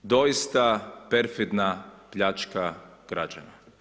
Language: Croatian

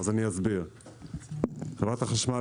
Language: Hebrew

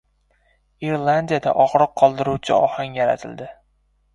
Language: Uzbek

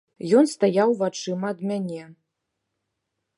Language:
Belarusian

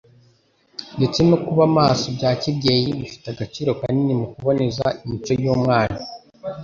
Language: Kinyarwanda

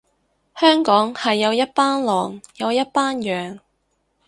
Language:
Cantonese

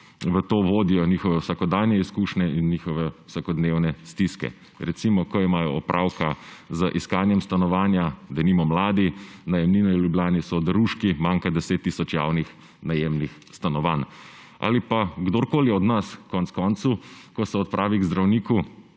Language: Slovenian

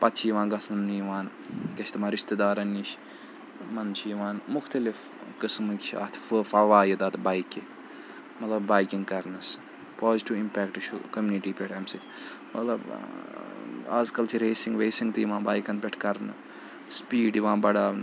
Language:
Kashmiri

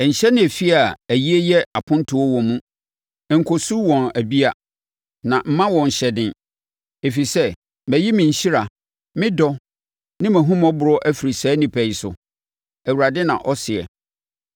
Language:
Akan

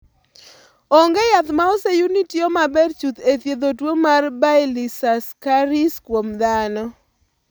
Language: Luo (Kenya and Tanzania)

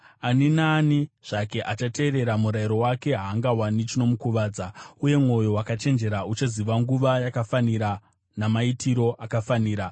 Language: Shona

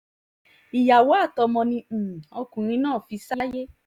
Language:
Yoruba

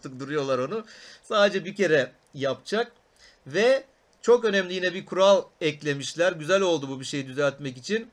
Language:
Turkish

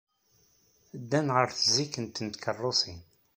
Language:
Kabyle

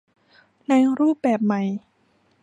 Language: Thai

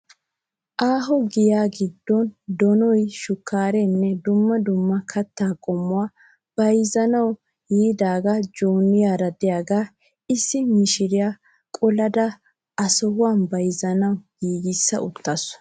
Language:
Wolaytta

